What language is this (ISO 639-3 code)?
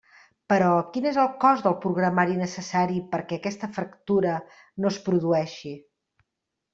cat